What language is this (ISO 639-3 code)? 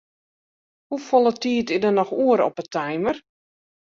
fry